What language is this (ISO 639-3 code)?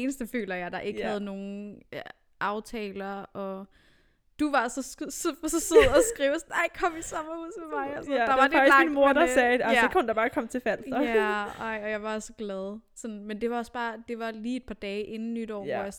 dan